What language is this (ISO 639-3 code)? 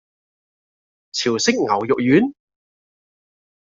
yue